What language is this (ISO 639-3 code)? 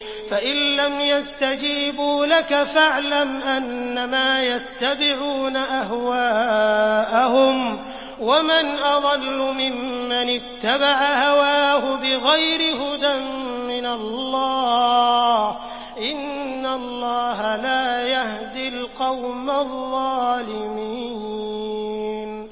ara